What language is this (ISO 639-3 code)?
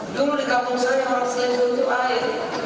ind